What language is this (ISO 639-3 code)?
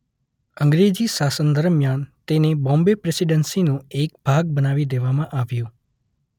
guj